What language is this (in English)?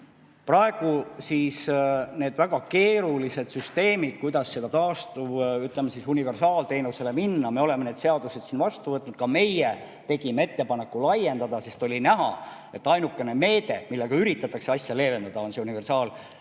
Estonian